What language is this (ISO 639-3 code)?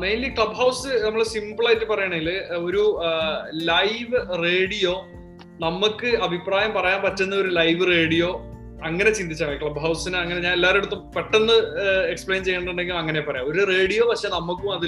mal